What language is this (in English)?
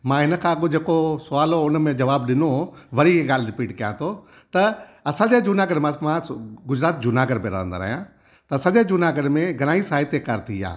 Sindhi